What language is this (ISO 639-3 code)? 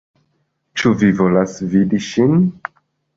epo